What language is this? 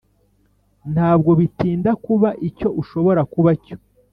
Kinyarwanda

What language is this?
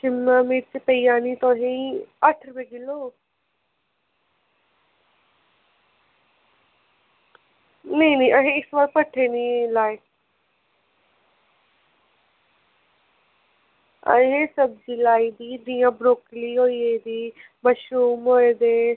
Dogri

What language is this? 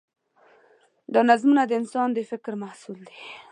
Pashto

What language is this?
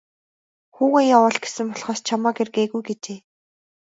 Mongolian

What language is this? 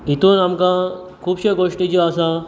Konkani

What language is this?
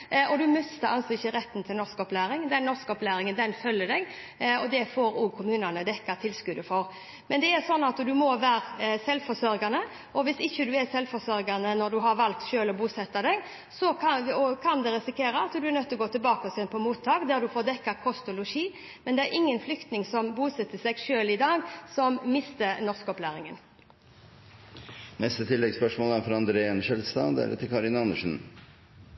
Norwegian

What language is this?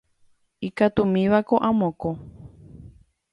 Guarani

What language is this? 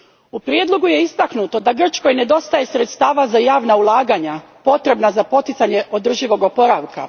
Croatian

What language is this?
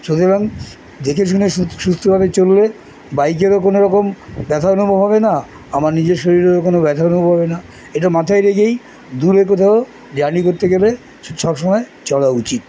Bangla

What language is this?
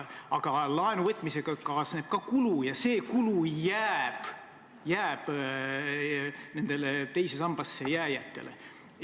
Estonian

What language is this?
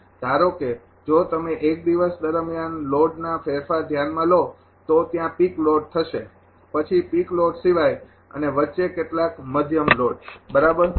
Gujarati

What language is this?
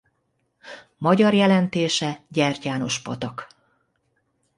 Hungarian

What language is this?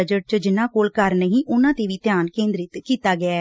Punjabi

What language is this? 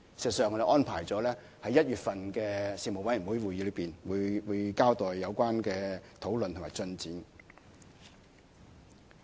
Cantonese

